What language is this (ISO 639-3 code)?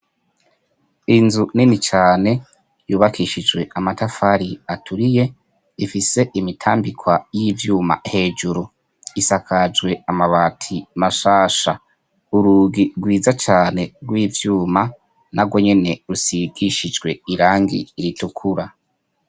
run